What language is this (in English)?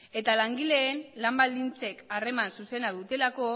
Basque